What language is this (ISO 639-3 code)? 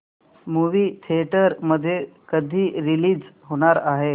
mar